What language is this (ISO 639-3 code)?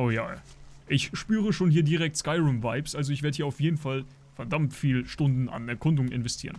deu